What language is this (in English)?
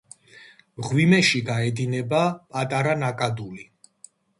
Georgian